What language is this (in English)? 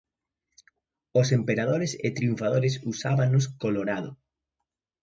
Galician